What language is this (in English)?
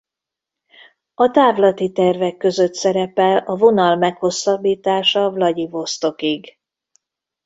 Hungarian